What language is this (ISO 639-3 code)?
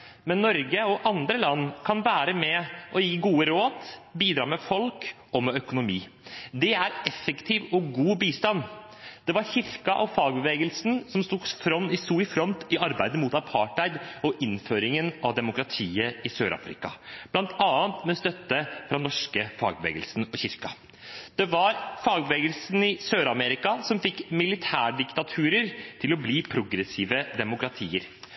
nob